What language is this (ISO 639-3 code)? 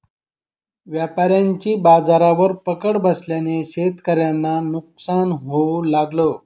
mar